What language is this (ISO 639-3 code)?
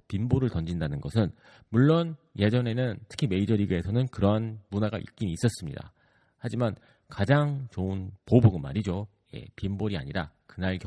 kor